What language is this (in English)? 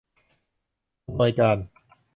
Thai